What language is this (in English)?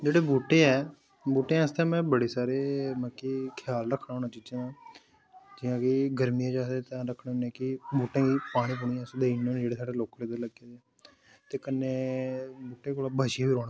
Dogri